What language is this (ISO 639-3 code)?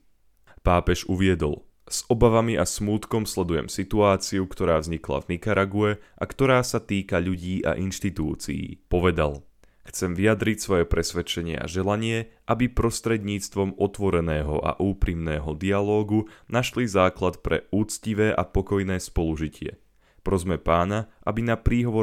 slk